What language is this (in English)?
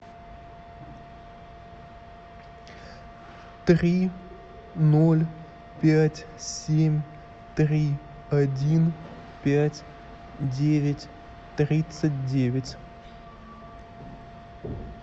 Russian